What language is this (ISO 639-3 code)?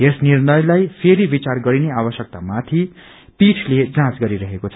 nep